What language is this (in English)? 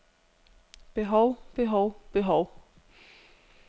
Danish